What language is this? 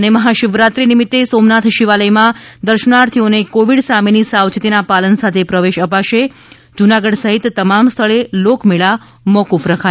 Gujarati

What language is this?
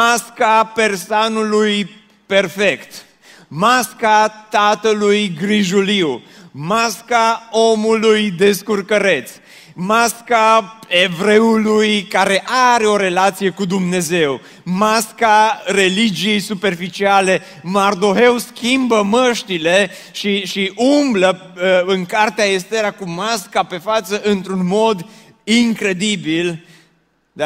Romanian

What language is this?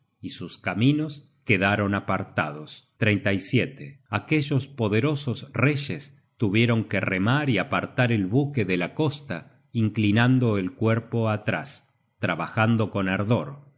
Spanish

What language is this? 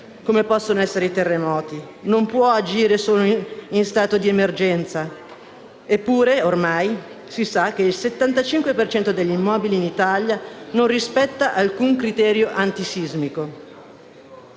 Italian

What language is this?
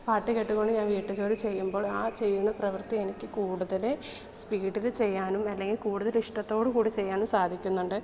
Malayalam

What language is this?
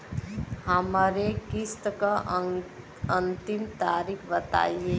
Bhojpuri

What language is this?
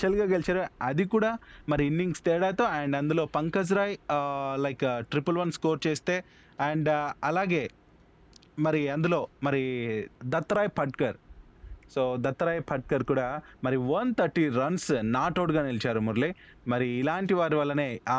Telugu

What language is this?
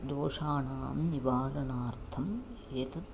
Sanskrit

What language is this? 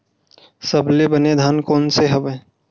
Chhattisgarhi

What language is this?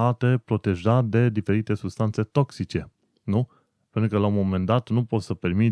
Romanian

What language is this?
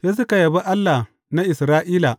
Hausa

